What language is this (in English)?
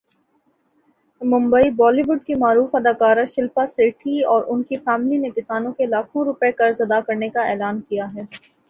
Urdu